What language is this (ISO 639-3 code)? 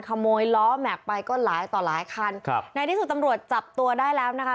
tha